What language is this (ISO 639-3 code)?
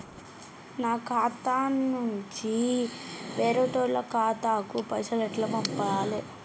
tel